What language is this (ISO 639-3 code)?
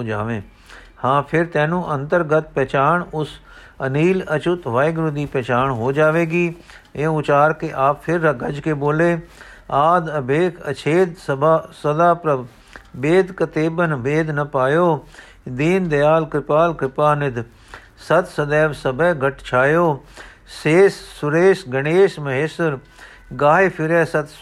pan